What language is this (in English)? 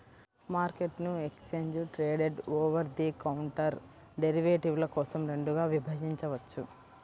Telugu